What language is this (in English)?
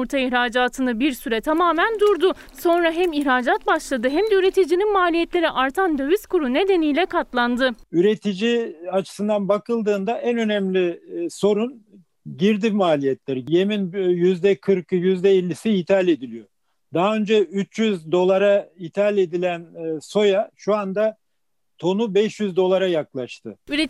Turkish